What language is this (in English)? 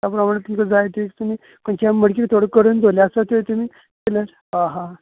Konkani